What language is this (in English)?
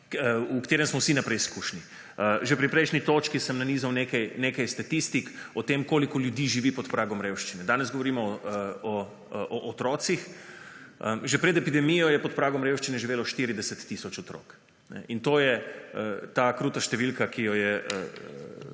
Slovenian